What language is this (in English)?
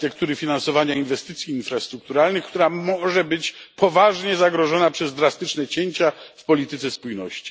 Polish